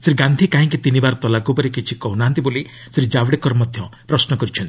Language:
Odia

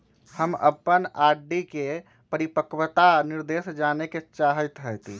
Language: Magahi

